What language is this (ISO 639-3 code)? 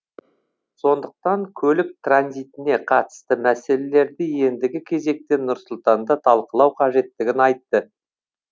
kaz